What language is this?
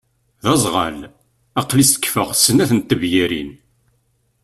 Kabyle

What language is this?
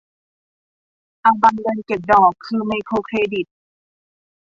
Thai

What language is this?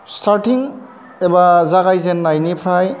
Bodo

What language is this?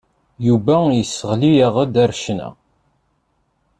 Kabyle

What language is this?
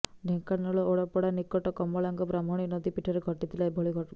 Odia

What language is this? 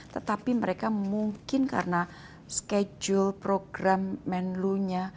Indonesian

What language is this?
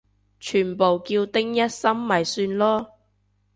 Cantonese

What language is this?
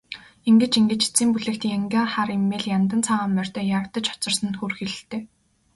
Mongolian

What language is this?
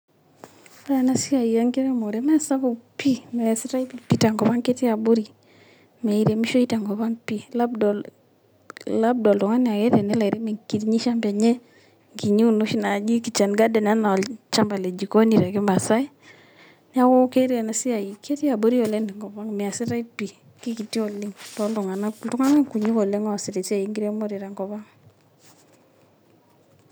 Masai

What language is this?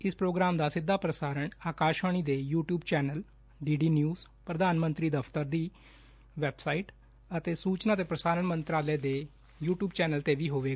Punjabi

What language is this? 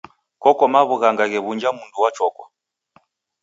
Taita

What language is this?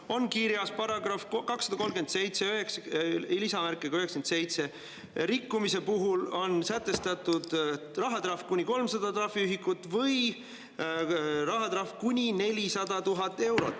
Estonian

